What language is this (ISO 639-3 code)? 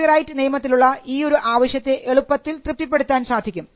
mal